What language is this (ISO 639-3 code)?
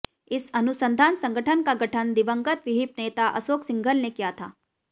hin